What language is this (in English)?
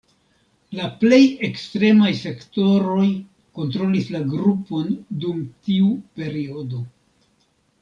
Esperanto